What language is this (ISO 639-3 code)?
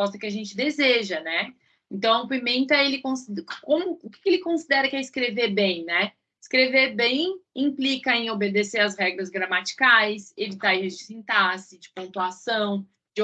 por